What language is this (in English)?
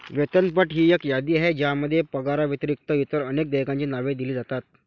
Marathi